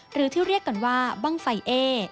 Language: Thai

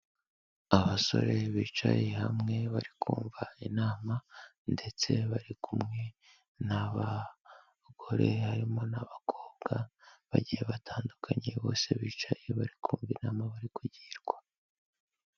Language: Kinyarwanda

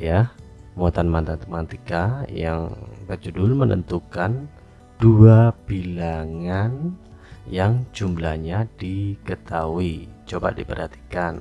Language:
Indonesian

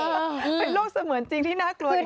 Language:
Thai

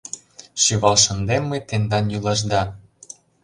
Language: Mari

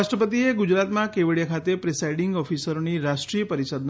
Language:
Gujarati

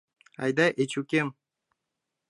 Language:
Mari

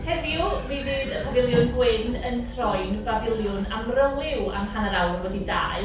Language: Welsh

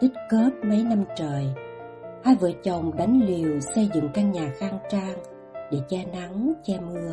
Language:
Vietnamese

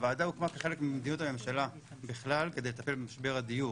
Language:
Hebrew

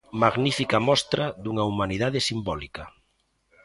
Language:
Galician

